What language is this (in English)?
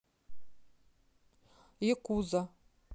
Russian